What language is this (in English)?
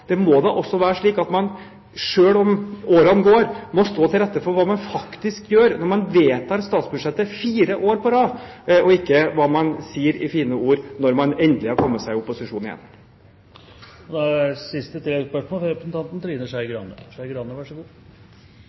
Norwegian